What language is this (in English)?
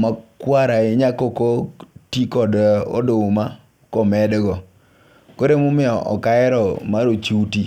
Luo (Kenya and Tanzania)